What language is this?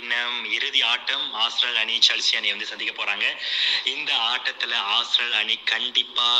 Tamil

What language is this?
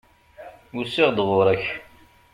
Kabyle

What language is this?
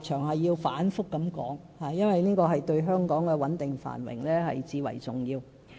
Cantonese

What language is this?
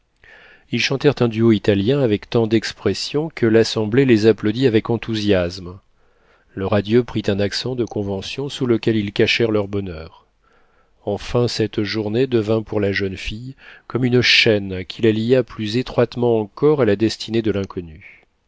French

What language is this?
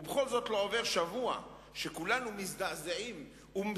Hebrew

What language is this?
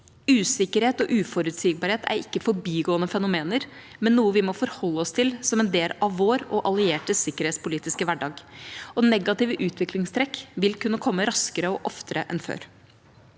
Norwegian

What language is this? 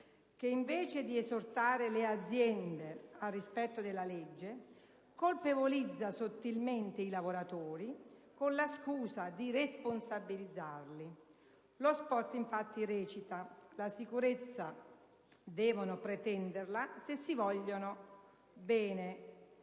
Italian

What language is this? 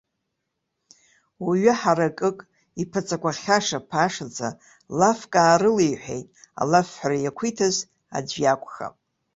Abkhazian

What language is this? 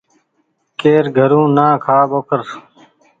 Goaria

